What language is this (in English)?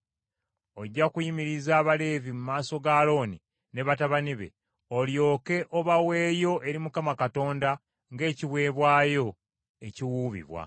Ganda